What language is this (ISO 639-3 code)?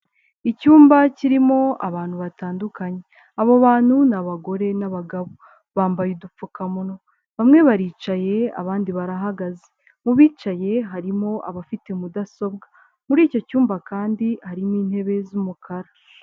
kin